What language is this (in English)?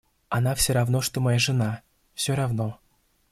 Russian